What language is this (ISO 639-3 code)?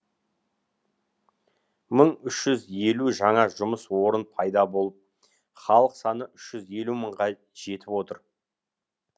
kaz